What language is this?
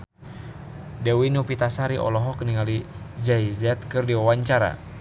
Sundanese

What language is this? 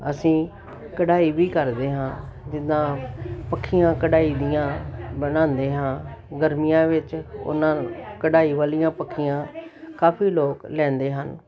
Punjabi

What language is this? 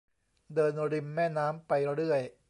Thai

